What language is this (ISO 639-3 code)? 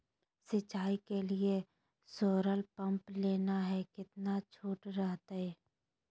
mag